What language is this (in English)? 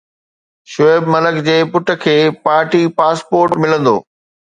Sindhi